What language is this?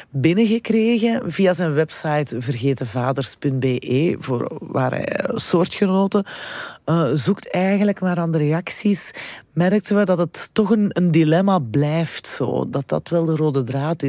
Dutch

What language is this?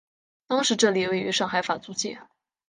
Chinese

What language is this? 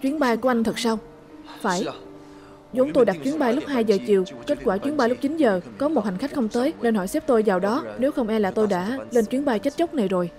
Vietnamese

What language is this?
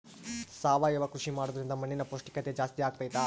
Kannada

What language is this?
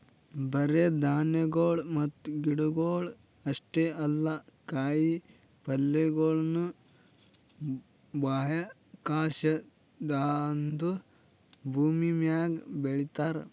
Kannada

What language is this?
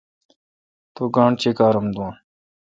Kalkoti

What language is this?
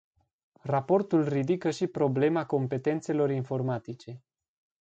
Romanian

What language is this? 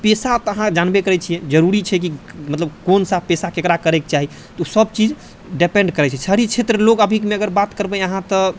Maithili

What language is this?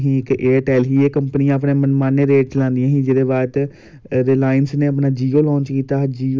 Dogri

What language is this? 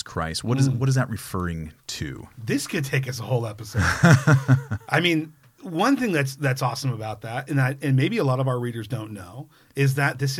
English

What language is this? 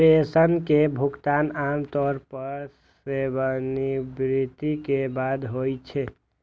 Maithili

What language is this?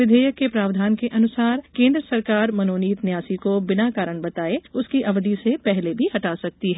Hindi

